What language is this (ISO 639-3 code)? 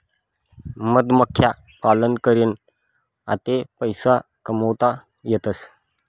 mar